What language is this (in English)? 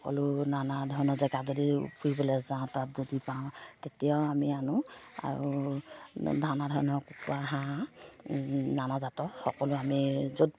Assamese